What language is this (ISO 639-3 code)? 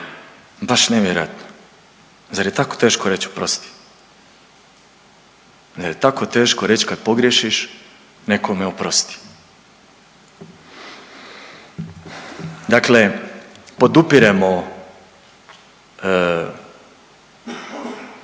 hrv